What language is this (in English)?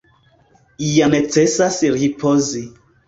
Esperanto